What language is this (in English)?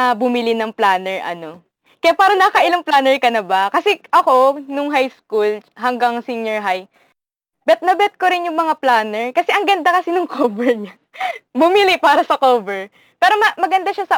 Filipino